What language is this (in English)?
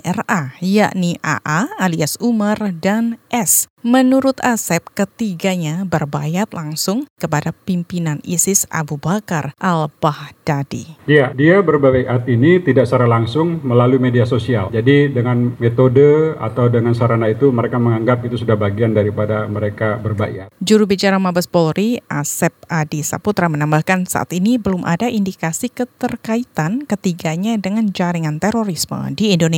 Indonesian